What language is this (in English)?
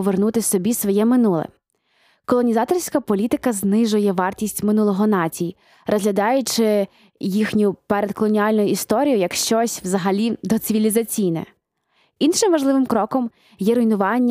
Ukrainian